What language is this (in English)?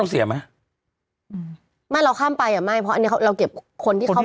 Thai